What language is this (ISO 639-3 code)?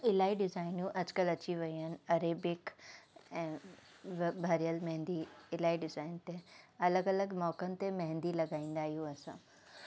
snd